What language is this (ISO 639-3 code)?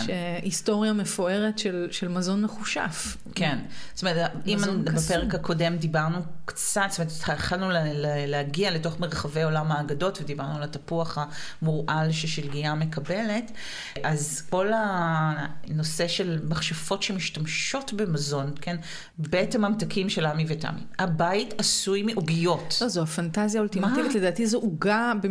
heb